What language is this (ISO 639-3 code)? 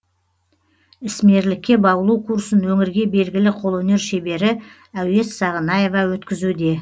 kaz